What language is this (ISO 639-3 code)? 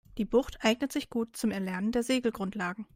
deu